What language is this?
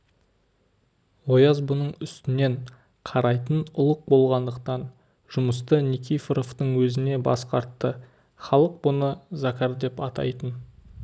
Kazakh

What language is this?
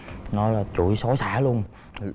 Vietnamese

